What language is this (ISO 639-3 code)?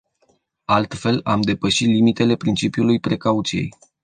ron